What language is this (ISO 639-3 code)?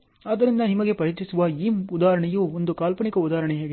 kan